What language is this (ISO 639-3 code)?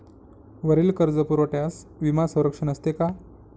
mar